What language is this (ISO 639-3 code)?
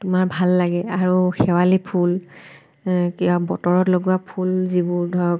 asm